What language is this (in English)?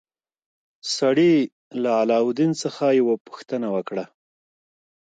Pashto